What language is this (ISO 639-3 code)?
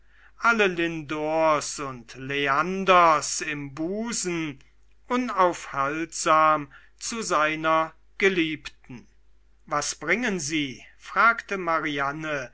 deu